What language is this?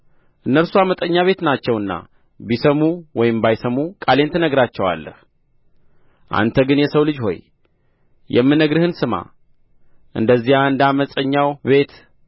Amharic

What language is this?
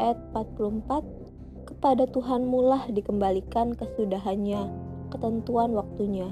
Indonesian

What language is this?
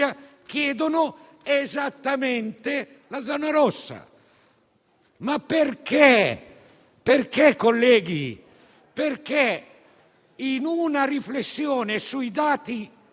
Italian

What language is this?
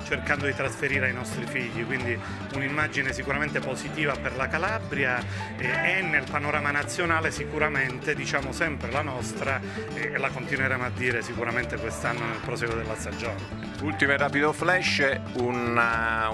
Italian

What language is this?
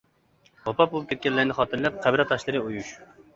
Uyghur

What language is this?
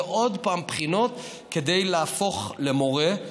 Hebrew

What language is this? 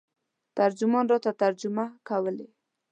Pashto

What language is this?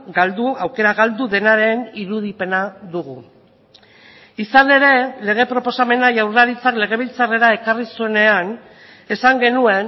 Basque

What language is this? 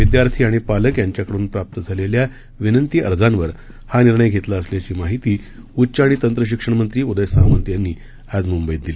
Marathi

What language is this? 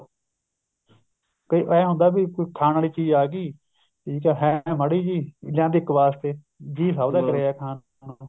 Punjabi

